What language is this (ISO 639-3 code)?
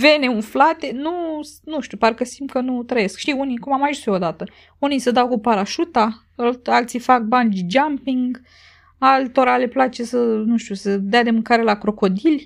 ron